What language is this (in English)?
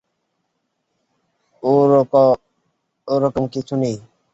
Bangla